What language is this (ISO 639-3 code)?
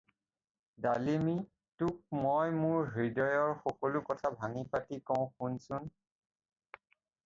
asm